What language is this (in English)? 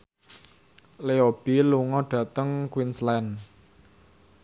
Javanese